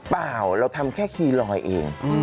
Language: Thai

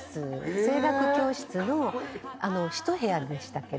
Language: Japanese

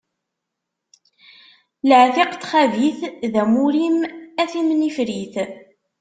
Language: Kabyle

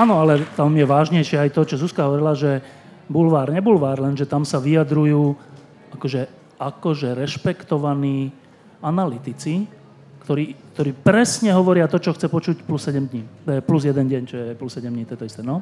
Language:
Slovak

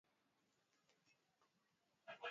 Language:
Swahili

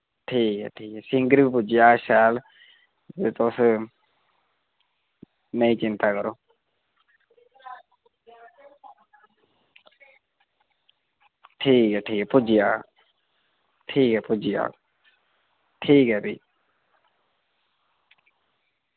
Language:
Dogri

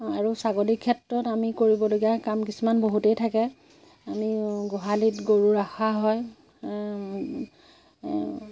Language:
Assamese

